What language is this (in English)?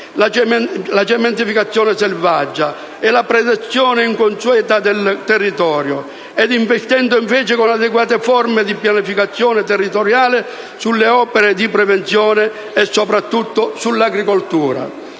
Italian